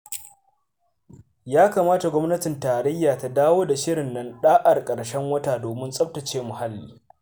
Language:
Hausa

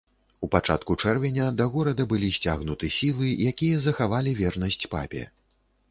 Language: Belarusian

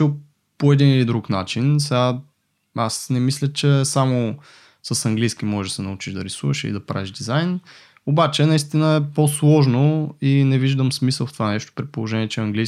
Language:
Bulgarian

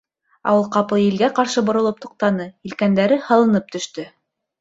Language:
Bashkir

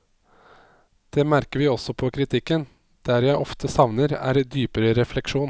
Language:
Norwegian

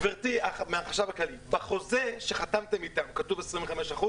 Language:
Hebrew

